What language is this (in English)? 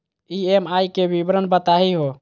Magahi